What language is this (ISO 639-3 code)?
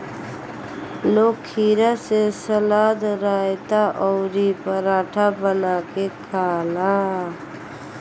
bho